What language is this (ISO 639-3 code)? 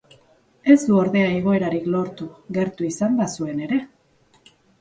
eus